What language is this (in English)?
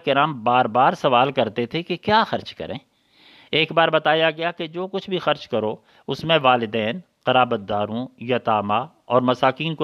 Urdu